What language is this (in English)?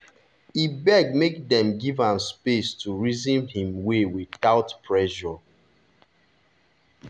Nigerian Pidgin